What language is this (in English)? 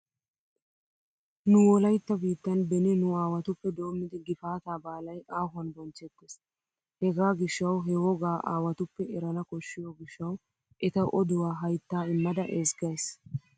Wolaytta